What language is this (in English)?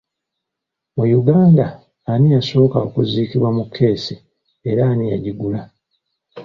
Ganda